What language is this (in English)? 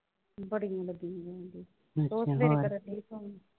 Punjabi